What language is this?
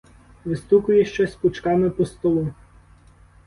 Ukrainian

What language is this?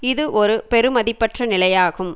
Tamil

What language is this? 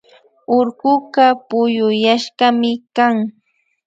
Imbabura Highland Quichua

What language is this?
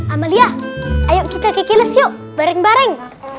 Indonesian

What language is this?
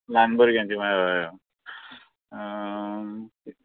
Konkani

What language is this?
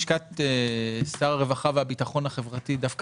Hebrew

